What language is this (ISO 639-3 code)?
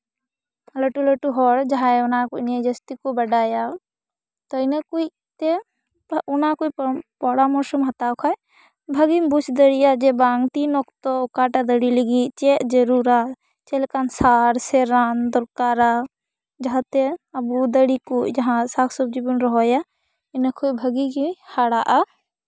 sat